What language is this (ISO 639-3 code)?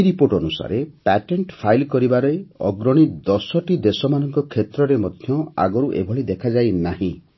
ori